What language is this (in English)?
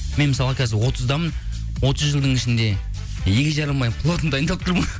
Kazakh